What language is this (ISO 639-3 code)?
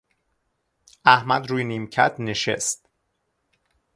fas